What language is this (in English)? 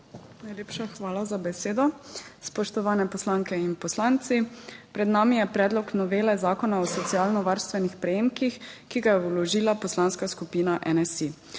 Slovenian